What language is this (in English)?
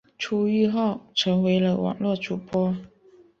Chinese